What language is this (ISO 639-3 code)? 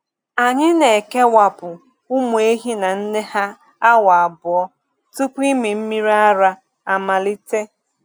ibo